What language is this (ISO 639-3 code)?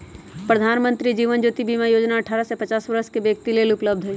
mag